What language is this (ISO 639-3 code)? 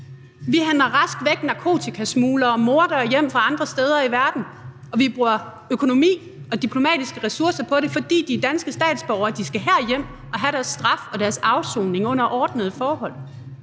dan